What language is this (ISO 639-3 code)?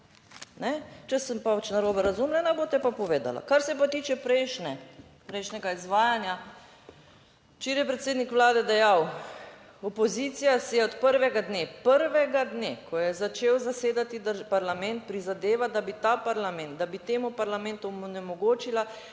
slv